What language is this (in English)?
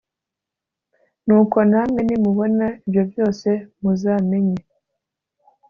Kinyarwanda